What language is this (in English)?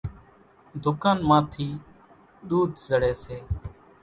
Kachi Koli